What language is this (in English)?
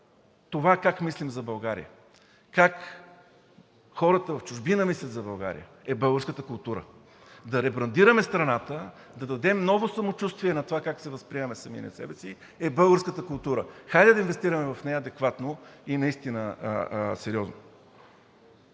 Bulgarian